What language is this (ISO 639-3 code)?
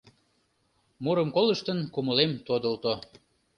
chm